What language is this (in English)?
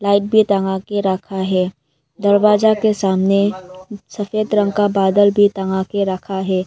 Hindi